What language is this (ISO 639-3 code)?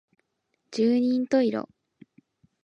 jpn